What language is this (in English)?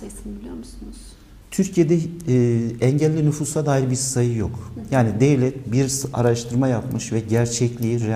Turkish